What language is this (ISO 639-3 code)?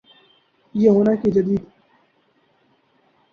urd